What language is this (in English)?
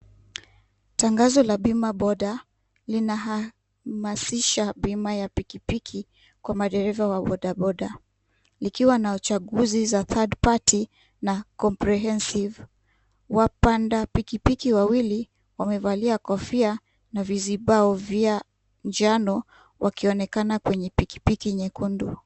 Swahili